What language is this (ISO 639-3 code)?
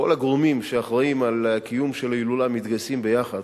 heb